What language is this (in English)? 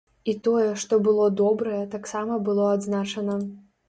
Belarusian